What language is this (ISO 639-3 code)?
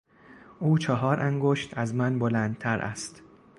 fas